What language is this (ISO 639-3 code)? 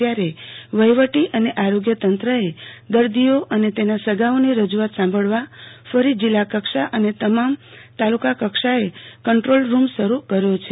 guj